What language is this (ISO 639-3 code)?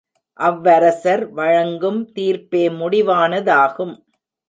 tam